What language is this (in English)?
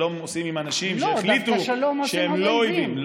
Hebrew